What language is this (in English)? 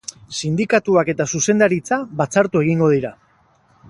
Basque